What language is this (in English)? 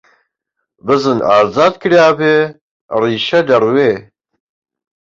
Central Kurdish